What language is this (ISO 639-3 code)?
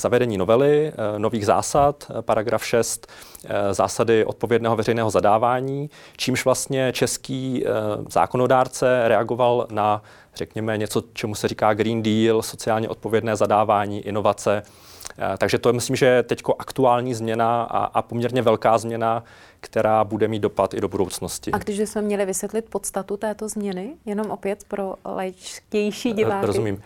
ces